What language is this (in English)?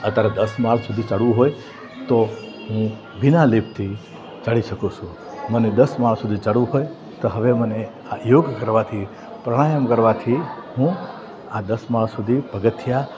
Gujarati